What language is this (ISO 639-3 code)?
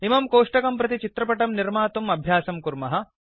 san